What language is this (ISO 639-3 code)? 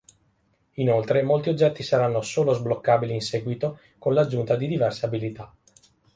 ita